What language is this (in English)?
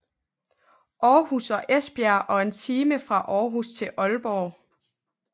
Danish